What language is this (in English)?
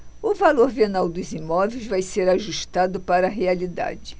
Portuguese